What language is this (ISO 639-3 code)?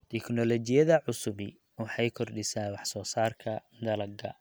som